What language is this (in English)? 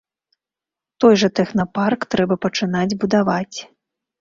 Belarusian